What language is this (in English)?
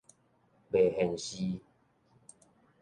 Min Nan Chinese